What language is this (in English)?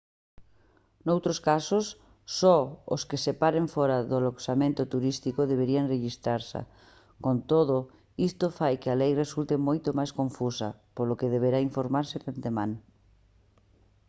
Galician